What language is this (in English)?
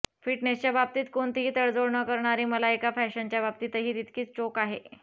Marathi